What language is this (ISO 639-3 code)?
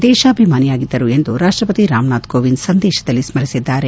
kan